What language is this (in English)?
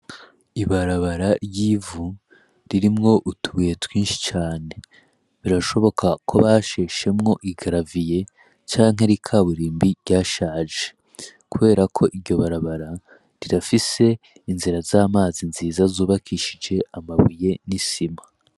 Rundi